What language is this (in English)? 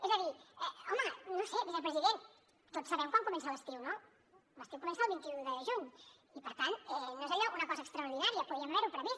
Catalan